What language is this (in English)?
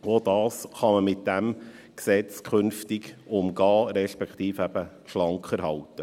Swiss German